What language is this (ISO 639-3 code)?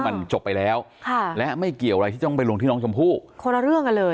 tha